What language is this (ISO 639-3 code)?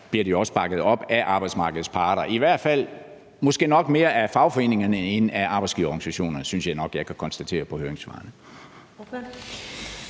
dan